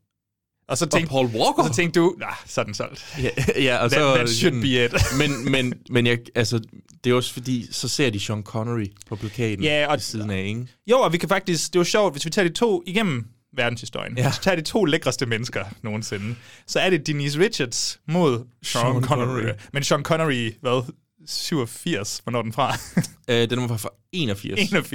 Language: Danish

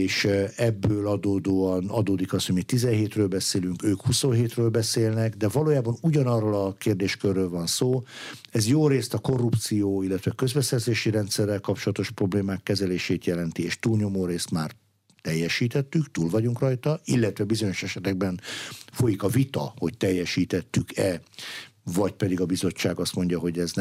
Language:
Hungarian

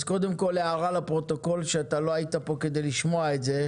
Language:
Hebrew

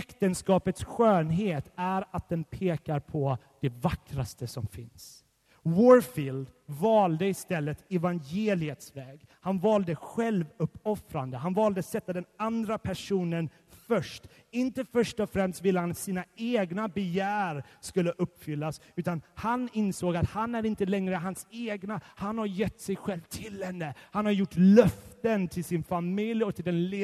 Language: Swedish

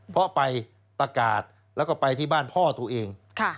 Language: Thai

